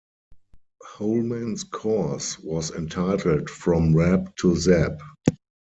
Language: English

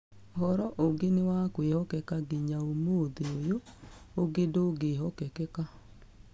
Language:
Kikuyu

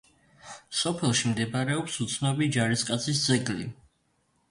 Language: Georgian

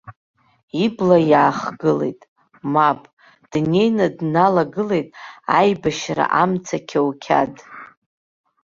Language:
Abkhazian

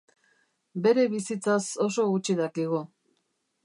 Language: Basque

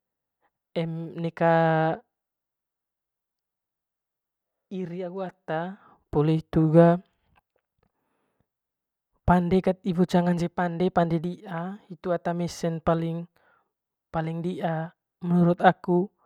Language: Manggarai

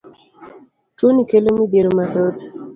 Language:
Luo (Kenya and Tanzania)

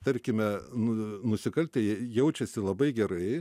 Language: Lithuanian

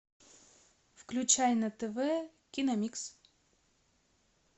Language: Russian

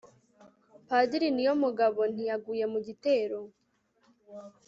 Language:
Kinyarwanda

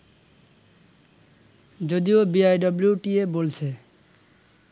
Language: Bangla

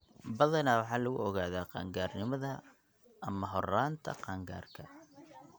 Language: Somali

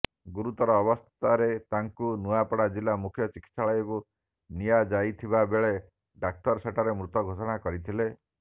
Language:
Odia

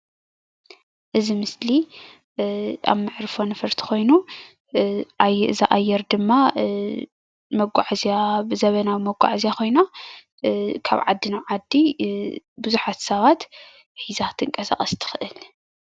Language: Tigrinya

